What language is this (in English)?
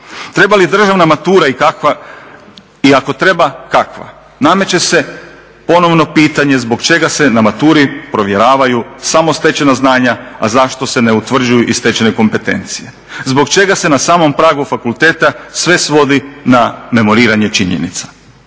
Croatian